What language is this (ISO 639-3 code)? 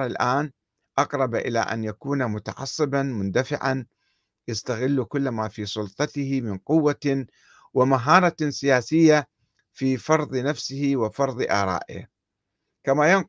ara